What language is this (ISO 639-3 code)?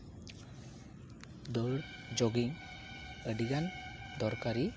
sat